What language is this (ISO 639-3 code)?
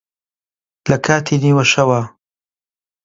ckb